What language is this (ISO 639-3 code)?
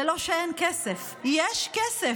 heb